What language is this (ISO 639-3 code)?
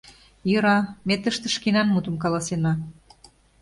chm